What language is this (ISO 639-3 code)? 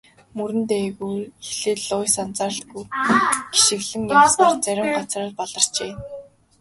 mon